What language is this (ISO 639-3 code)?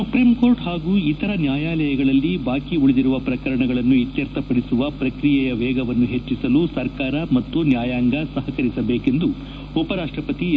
kan